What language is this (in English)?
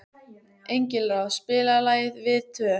Icelandic